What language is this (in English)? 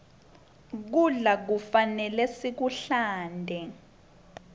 Swati